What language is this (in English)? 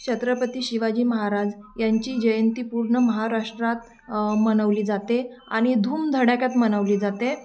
Marathi